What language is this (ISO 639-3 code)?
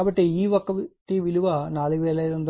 tel